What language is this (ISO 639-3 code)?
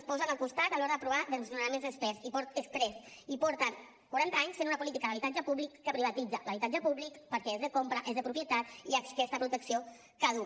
cat